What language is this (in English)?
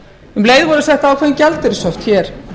Icelandic